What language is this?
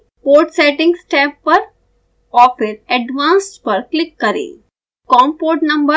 Hindi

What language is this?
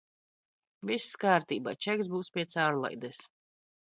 Latvian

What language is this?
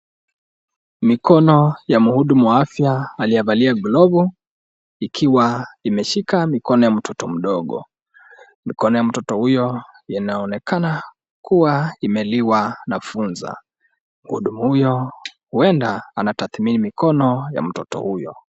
Swahili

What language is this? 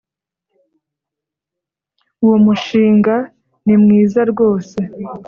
Kinyarwanda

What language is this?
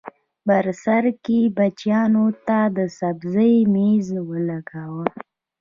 Pashto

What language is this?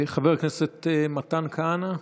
Hebrew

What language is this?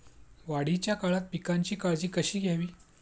Marathi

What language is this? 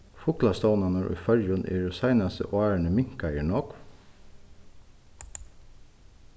Faroese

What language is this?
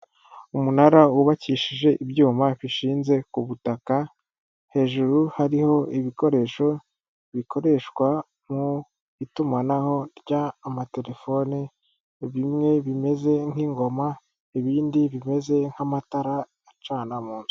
Kinyarwanda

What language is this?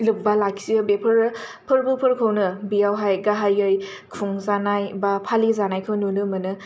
Bodo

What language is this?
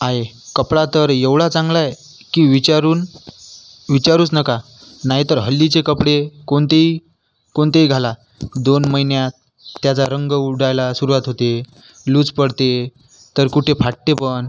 Marathi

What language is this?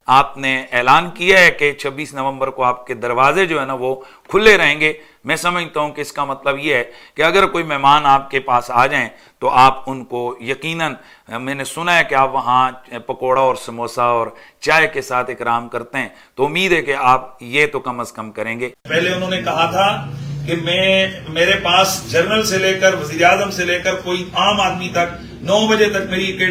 Urdu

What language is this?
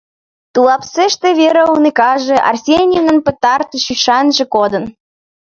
Mari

